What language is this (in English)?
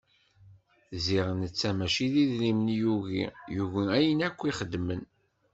Kabyle